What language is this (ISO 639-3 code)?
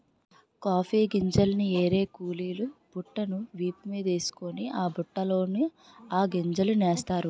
tel